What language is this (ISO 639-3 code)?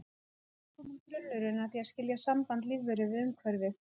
isl